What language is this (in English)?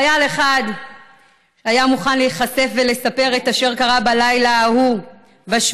Hebrew